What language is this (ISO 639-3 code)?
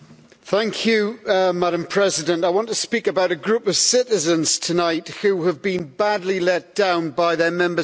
eng